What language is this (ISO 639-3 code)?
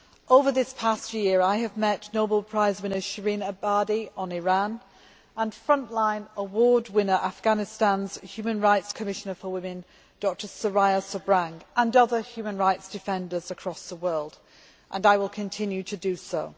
eng